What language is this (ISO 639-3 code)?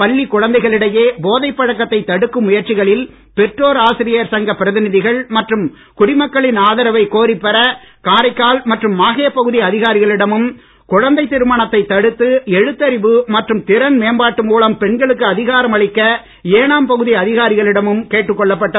tam